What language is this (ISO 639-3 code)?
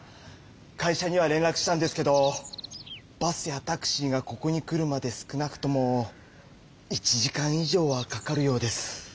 jpn